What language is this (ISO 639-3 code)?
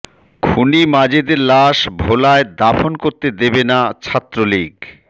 ben